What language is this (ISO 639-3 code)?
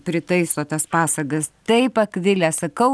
lit